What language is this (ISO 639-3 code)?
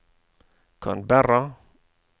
nor